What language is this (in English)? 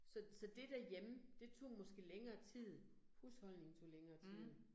Danish